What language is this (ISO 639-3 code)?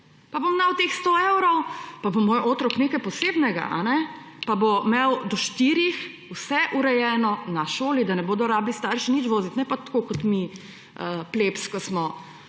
slv